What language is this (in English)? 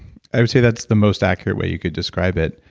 English